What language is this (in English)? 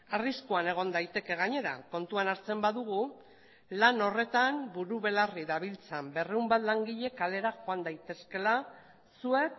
Basque